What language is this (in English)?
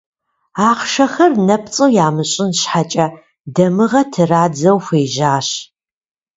Kabardian